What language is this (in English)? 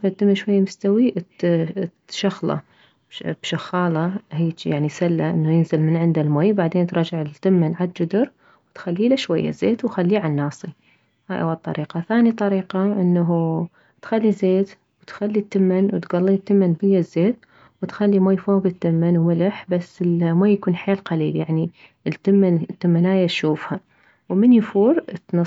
Mesopotamian Arabic